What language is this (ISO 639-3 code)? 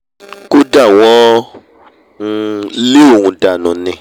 yor